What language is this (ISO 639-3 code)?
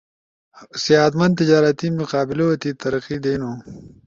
ush